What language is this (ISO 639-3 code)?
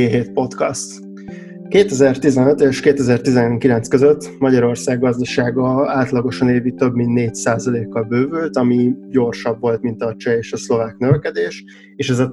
hun